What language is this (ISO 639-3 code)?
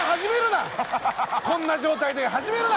jpn